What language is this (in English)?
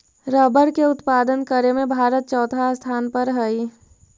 Magahi